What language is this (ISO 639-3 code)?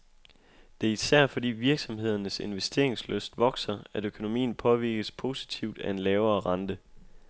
dan